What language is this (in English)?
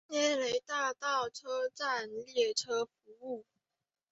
Chinese